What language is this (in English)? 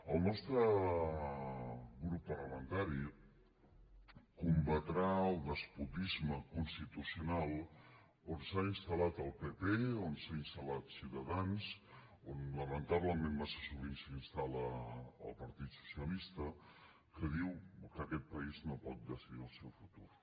Catalan